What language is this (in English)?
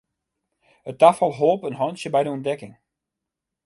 Western Frisian